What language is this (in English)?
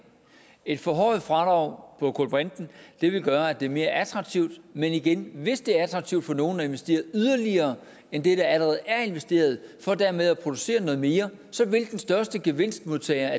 Danish